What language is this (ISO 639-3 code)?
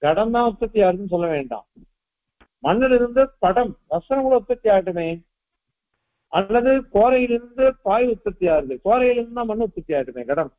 tam